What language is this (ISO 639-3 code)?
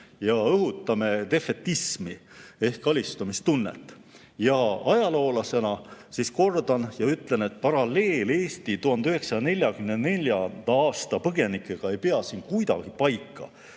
est